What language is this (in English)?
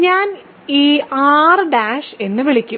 Malayalam